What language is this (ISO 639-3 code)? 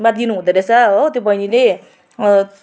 nep